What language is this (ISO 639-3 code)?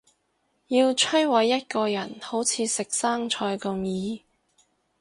yue